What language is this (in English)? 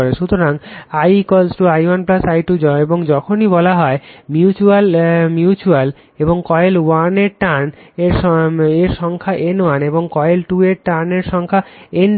Bangla